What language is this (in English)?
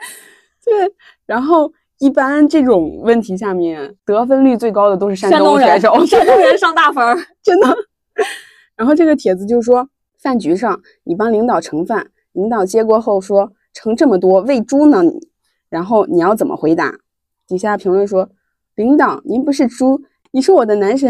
Chinese